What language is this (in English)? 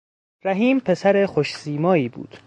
Persian